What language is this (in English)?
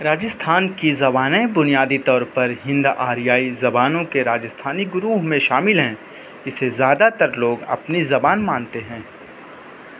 Urdu